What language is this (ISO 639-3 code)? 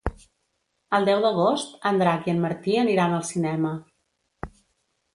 cat